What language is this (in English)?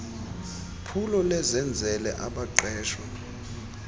Xhosa